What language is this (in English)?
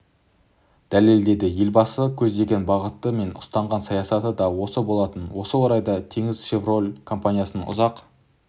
Kazakh